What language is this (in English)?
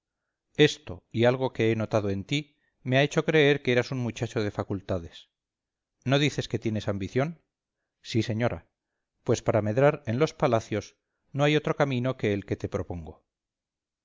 Spanish